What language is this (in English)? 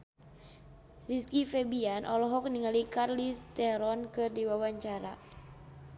Sundanese